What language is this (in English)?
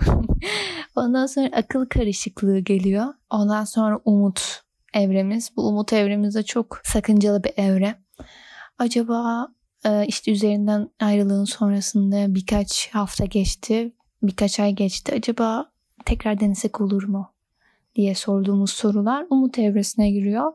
Turkish